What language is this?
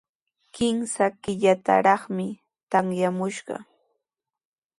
Sihuas Ancash Quechua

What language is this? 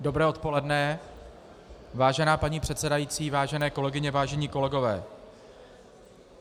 Czech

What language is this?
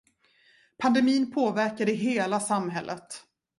Swedish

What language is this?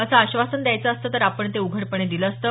Marathi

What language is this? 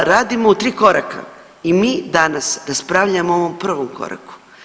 Croatian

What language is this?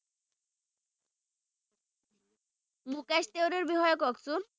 Assamese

